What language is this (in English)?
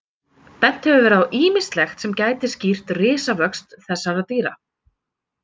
Icelandic